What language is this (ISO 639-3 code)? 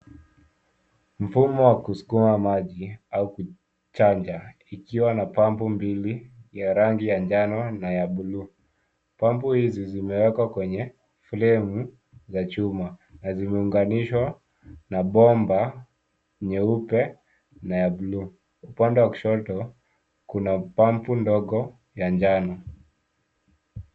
swa